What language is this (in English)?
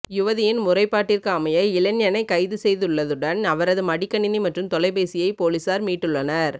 Tamil